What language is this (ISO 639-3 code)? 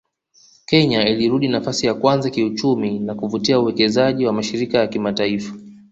swa